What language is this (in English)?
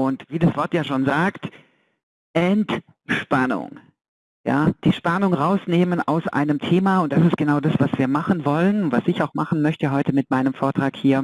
German